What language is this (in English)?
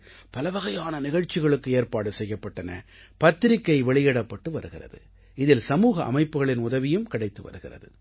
Tamil